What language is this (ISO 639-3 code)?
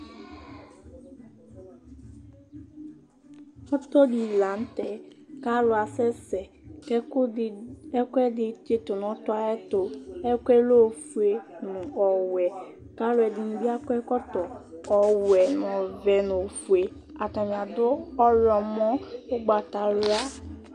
kpo